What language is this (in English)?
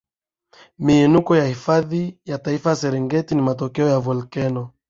Swahili